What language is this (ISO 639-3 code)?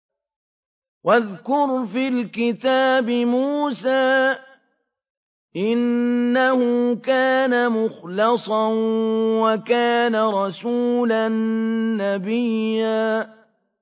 ara